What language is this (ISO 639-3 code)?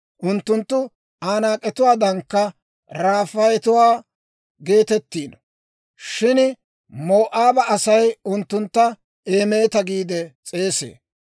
dwr